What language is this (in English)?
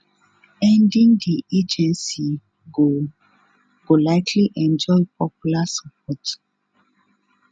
Nigerian Pidgin